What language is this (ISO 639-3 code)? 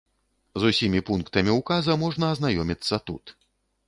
bel